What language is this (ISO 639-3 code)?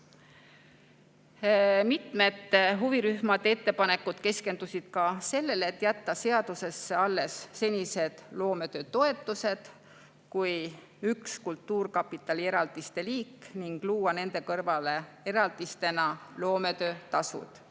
est